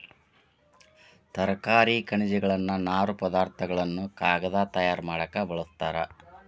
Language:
Kannada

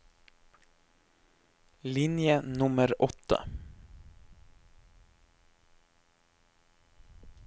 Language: Norwegian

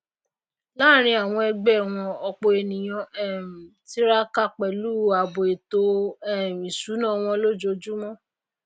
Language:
Yoruba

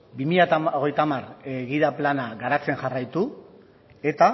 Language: Basque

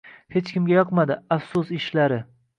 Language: Uzbek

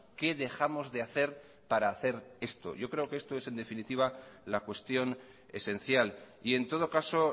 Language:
Spanish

